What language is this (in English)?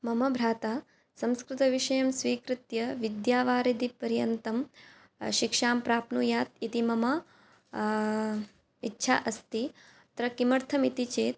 Sanskrit